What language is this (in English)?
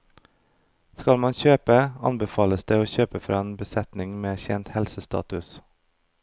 Norwegian